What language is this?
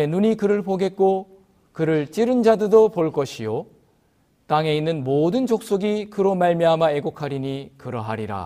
Korean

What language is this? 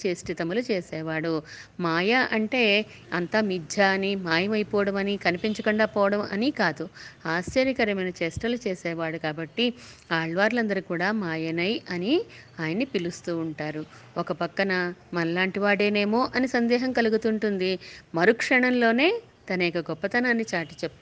Telugu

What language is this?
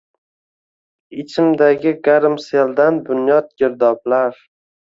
Uzbek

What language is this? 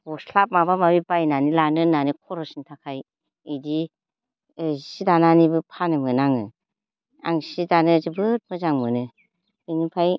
Bodo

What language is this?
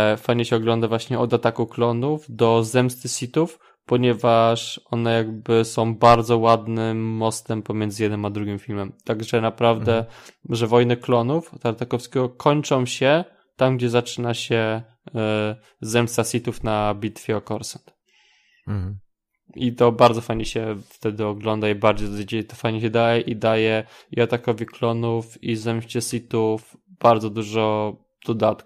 Polish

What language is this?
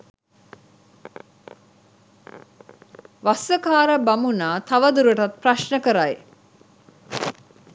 Sinhala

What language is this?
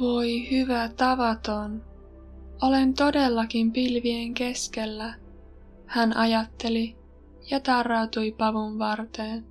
Finnish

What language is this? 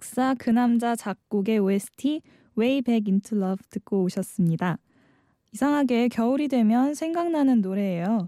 Korean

